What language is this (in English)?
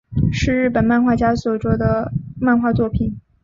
Chinese